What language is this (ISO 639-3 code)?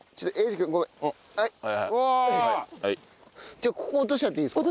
jpn